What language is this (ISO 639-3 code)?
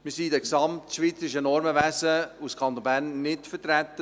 gsw